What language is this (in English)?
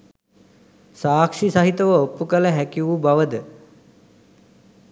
Sinhala